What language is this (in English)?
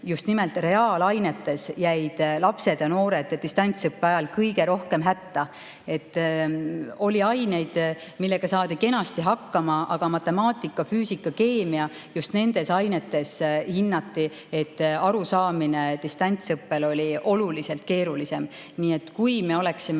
Estonian